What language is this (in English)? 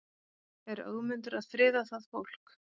Icelandic